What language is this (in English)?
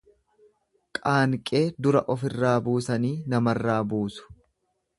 Oromo